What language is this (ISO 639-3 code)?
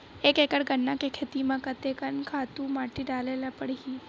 hne